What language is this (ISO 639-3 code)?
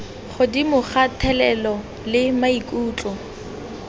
tsn